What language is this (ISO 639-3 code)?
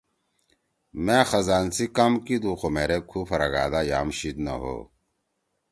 trw